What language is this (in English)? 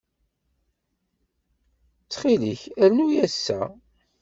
Kabyle